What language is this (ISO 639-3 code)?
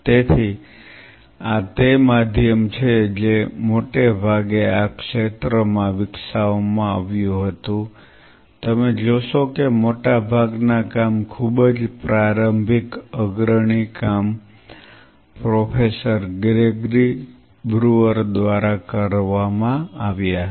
guj